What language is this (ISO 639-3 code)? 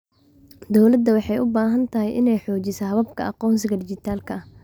som